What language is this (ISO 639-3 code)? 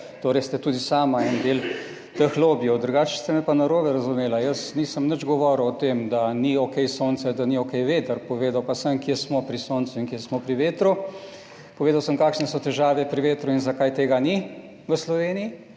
slv